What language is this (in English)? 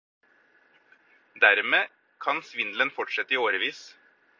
Norwegian Bokmål